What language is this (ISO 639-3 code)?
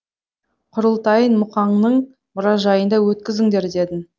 kaz